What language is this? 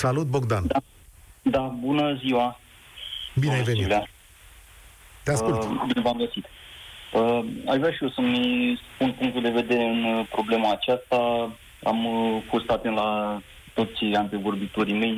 Romanian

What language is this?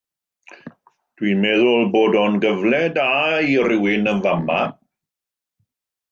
Welsh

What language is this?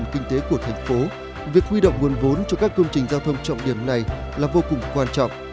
Vietnamese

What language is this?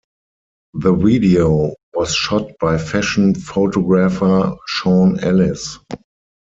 English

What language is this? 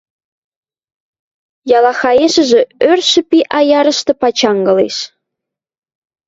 Western Mari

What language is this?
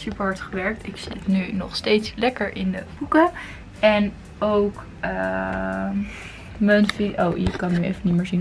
Dutch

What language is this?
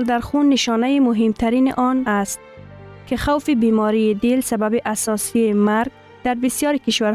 Persian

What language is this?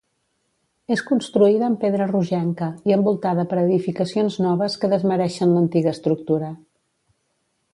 Catalan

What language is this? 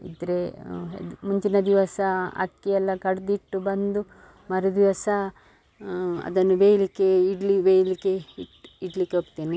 Kannada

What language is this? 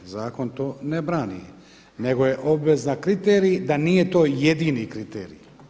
Croatian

